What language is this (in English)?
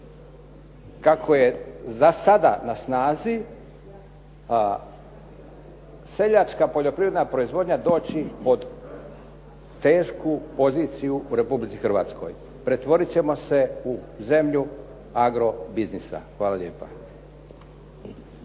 Croatian